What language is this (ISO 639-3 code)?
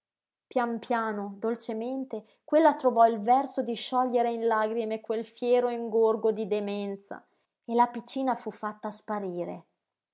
ita